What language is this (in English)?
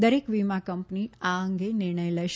Gujarati